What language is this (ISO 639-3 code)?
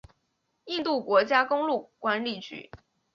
zho